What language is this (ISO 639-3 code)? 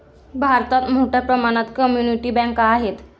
mar